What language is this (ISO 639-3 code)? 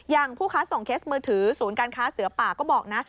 tha